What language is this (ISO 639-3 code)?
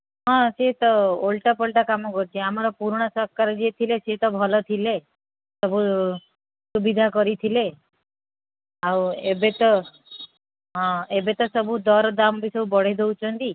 ori